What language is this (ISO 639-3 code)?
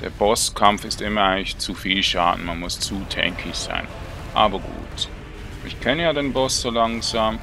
deu